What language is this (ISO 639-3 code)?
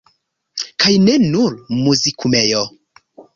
epo